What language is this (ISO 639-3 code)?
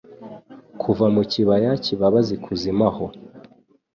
kin